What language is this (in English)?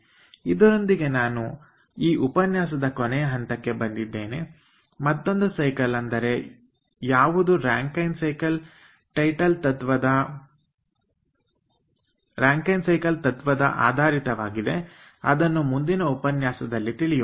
Kannada